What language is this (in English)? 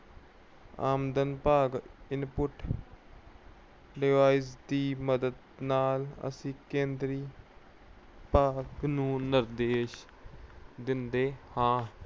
Punjabi